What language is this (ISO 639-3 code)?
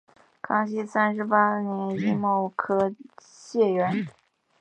zho